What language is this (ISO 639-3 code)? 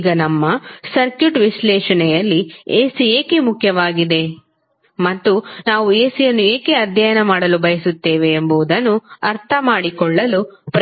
kan